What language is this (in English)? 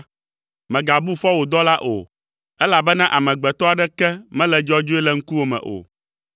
Ewe